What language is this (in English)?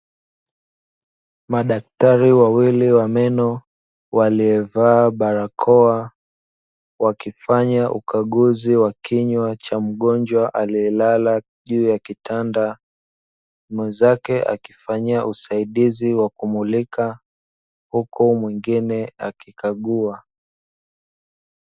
Swahili